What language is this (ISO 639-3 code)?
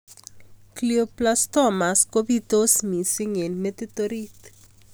kln